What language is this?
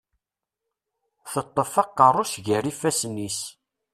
Kabyle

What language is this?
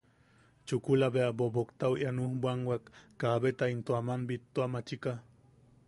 Yaqui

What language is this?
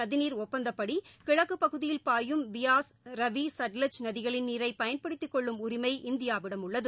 Tamil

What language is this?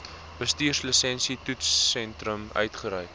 Afrikaans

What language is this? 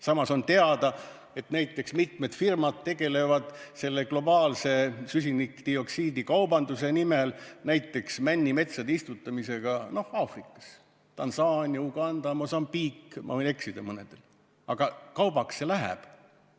Estonian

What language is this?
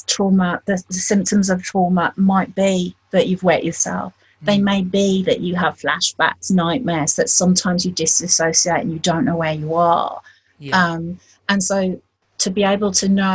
English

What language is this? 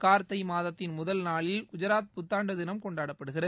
Tamil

